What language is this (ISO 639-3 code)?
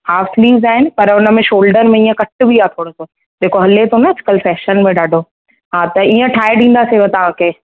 snd